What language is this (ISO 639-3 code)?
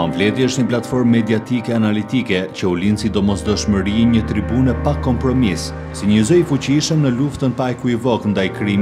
ron